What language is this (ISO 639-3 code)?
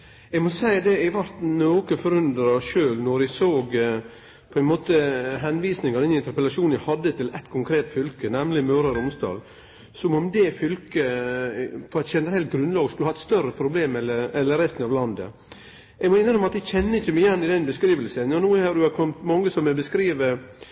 nor